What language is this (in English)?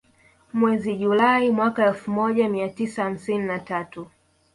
Swahili